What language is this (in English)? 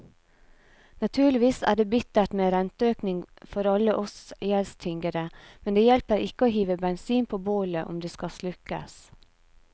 Norwegian